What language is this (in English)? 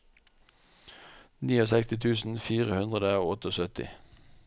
Norwegian